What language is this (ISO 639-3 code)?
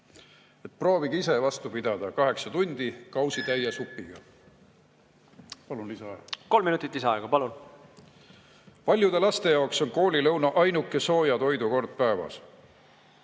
est